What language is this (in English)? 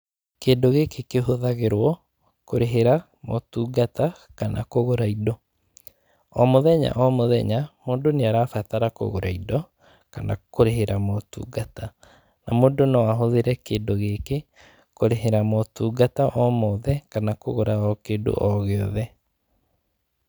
Kikuyu